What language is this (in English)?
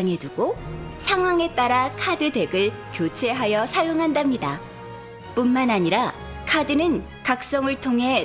Korean